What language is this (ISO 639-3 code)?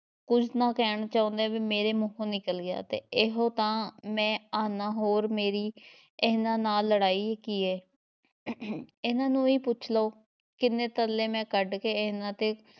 pan